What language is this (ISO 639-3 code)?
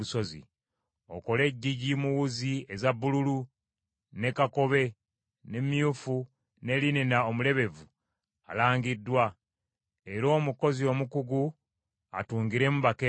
lug